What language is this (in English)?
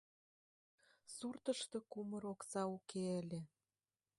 Mari